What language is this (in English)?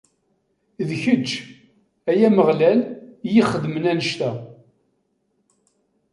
Kabyle